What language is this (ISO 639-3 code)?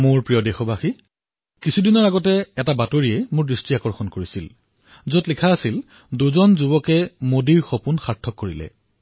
asm